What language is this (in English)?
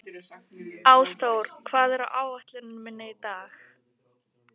Icelandic